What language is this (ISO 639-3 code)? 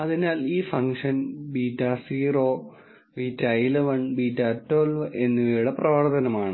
mal